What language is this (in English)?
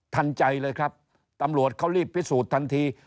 Thai